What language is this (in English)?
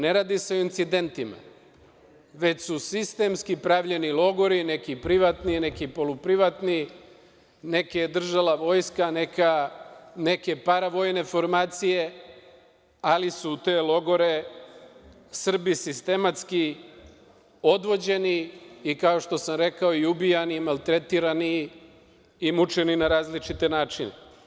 Serbian